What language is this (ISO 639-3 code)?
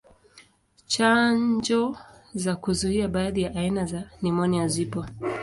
swa